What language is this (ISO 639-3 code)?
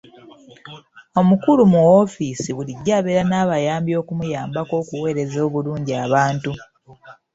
lug